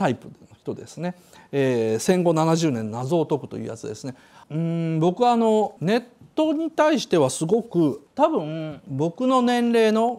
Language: Japanese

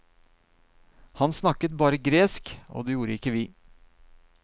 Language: Norwegian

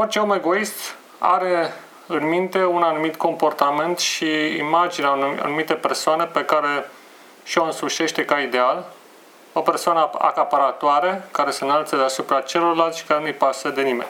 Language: Romanian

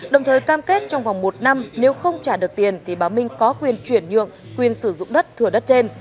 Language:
Vietnamese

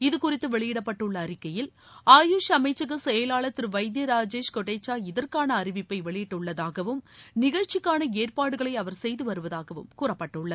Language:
Tamil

